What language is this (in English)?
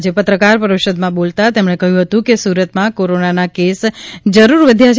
Gujarati